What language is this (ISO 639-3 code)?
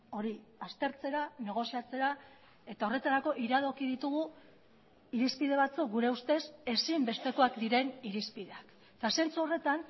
eus